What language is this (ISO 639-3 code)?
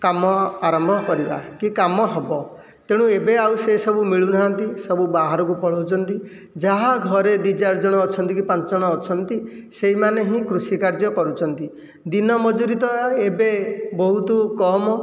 ori